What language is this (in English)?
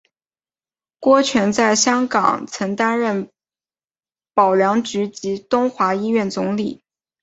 Chinese